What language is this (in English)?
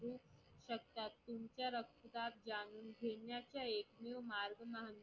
Marathi